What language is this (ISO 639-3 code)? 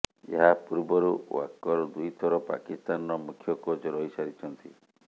ori